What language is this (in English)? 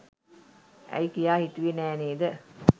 Sinhala